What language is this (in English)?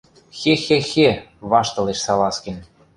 Western Mari